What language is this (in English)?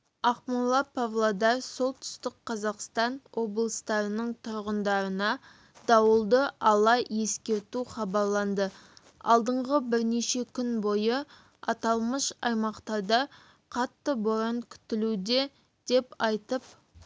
Kazakh